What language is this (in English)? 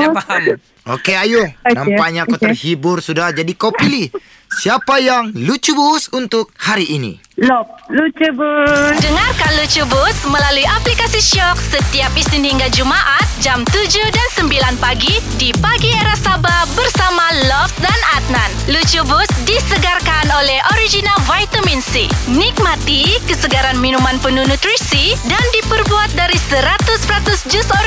Malay